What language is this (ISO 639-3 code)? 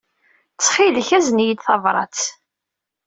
kab